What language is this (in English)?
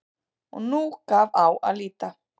Icelandic